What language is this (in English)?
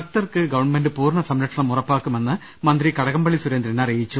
Malayalam